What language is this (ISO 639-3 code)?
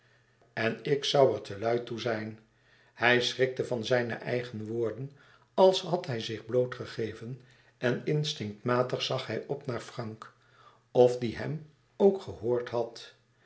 nld